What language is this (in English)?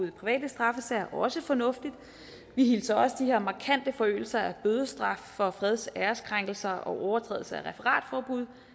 Danish